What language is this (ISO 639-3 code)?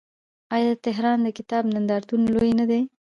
pus